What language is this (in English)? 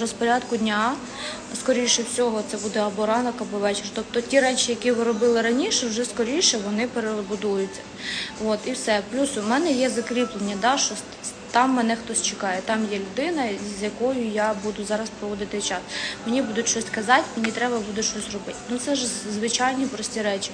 Ukrainian